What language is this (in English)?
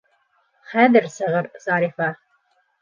Bashkir